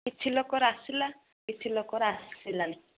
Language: Odia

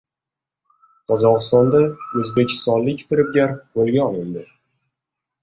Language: Uzbek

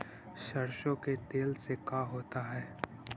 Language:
Magahi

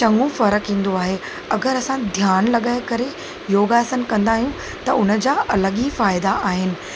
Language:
Sindhi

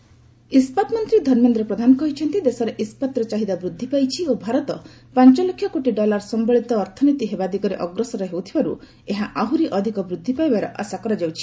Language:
Odia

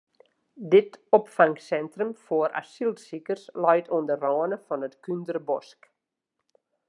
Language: Western Frisian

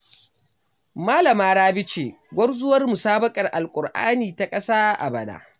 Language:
Hausa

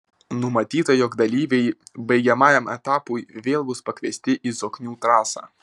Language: Lithuanian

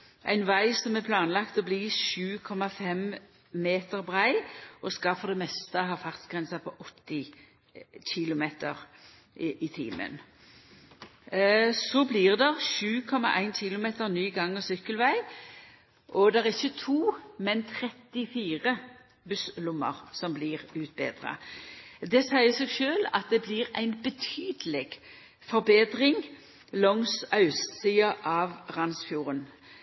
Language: Norwegian Nynorsk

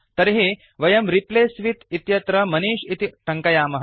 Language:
Sanskrit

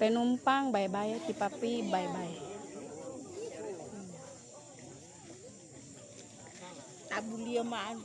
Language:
Indonesian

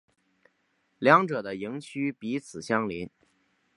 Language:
Chinese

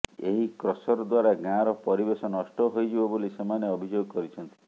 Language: Odia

